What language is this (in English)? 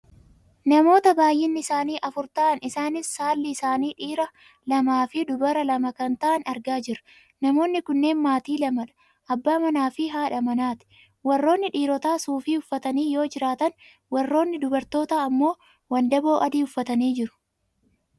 Oromo